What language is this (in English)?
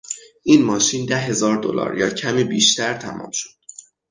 Persian